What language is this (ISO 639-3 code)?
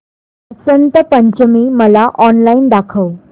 mar